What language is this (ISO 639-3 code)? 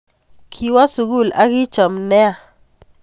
kln